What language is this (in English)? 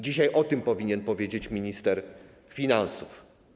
Polish